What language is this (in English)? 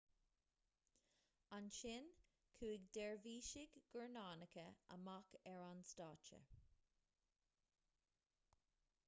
Irish